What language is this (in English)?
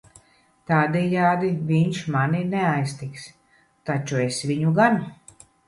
Latvian